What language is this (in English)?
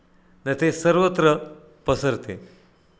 Marathi